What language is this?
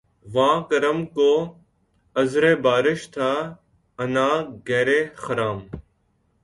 Urdu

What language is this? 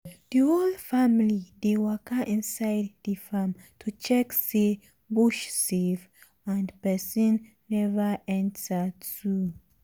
Nigerian Pidgin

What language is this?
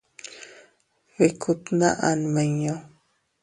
Teutila Cuicatec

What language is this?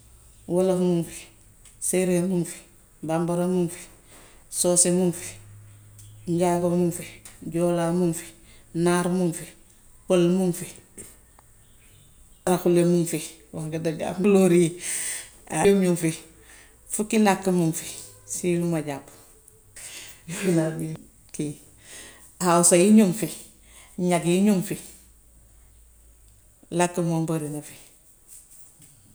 Gambian Wolof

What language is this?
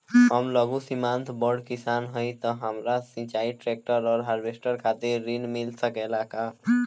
Bhojpuri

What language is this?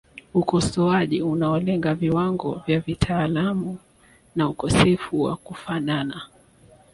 Swahili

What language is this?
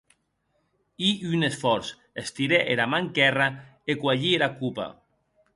Occitan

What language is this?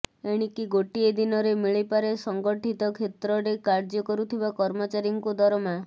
Odia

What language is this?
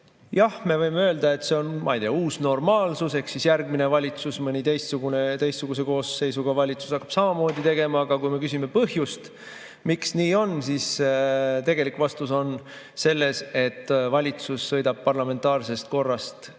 Estonian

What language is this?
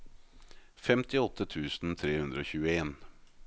Norwegian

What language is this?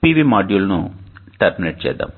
Telugu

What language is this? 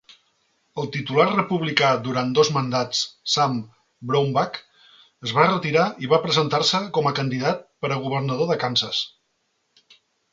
Catalan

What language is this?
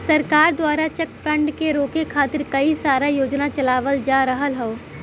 Bhojpuri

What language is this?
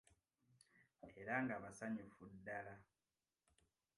Ganda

